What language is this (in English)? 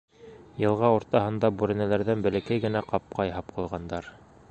Bashkir